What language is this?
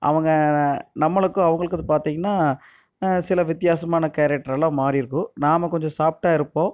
Tamil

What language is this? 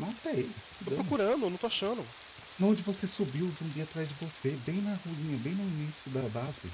Portuguese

